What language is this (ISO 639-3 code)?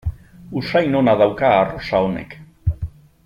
eus